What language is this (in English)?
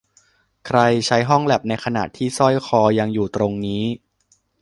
Thai